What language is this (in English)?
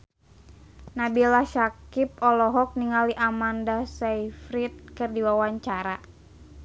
Sundanese